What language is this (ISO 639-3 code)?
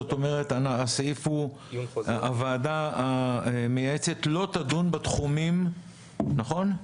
heb